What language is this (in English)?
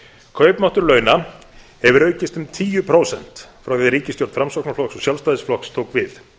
Icelandic